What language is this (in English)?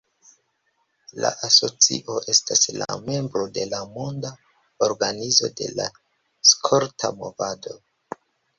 Esperanto